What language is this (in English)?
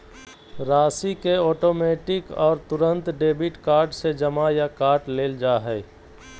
Magahi